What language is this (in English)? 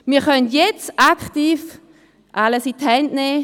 Swiss German